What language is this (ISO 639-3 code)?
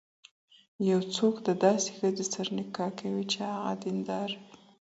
pus